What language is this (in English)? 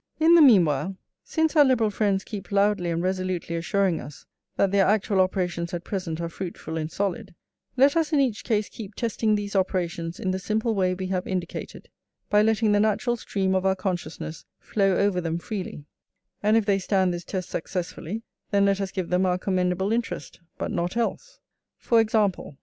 English